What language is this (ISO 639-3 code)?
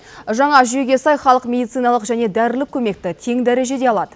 kaz